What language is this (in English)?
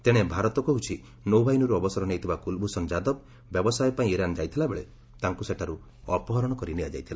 Odia